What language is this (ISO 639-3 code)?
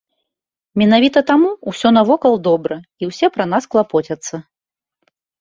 bel